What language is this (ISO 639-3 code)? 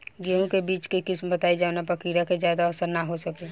bho